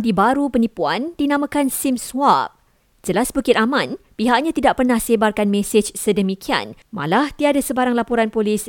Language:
Malay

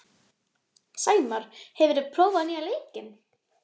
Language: Icelandic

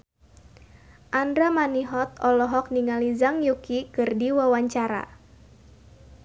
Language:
Sundanese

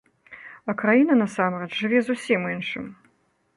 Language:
Belarusian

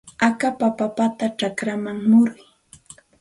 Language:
Santa Ana de Tusi Pasco Quechua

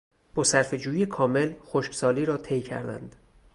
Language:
Persian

